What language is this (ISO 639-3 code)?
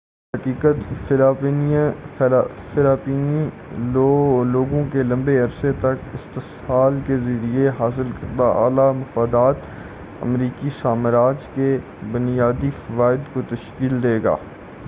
urd